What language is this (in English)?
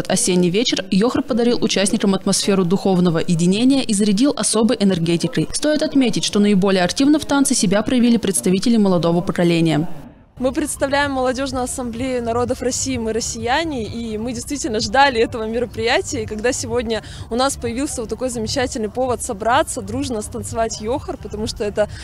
Russian